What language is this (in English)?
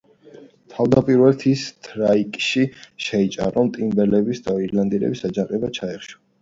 Georgian